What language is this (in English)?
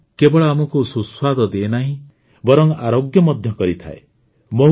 Odia